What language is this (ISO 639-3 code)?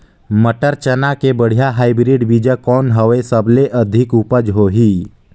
hne